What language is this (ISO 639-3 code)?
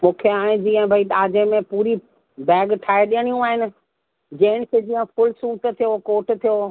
snd